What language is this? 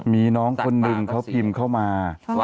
Thai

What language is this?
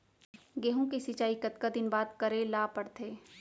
Chhattisgarhi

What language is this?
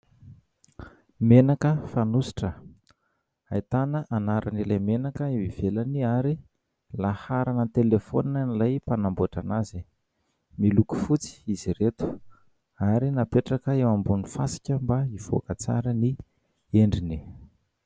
Malagasy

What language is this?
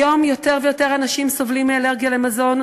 Hebrew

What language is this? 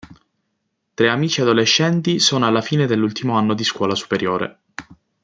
Italian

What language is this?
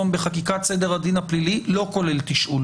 Hebrew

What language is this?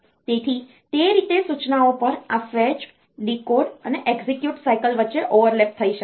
Gujarati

